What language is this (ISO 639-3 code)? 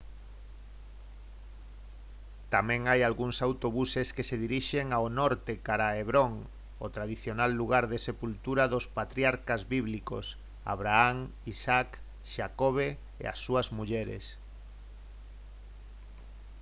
glg